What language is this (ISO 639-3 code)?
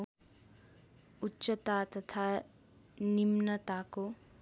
nep